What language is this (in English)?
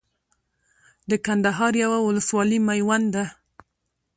Pashto